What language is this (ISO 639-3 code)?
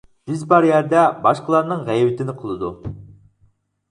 uig